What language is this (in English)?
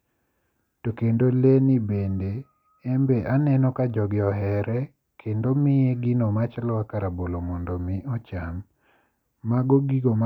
Luo (Kenya and Tanzania)